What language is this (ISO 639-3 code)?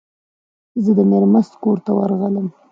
pus